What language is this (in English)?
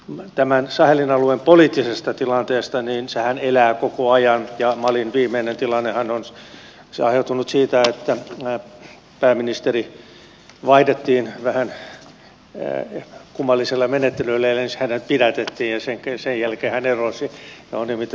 Finnish